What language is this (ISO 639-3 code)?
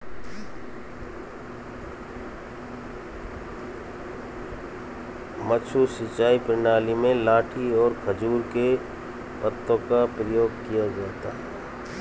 hin